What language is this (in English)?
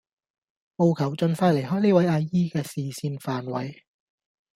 Cantonese